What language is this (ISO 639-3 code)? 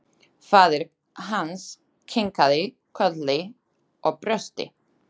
isl